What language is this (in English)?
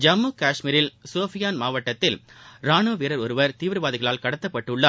Tamil